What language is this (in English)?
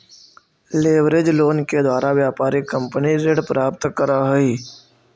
Magahi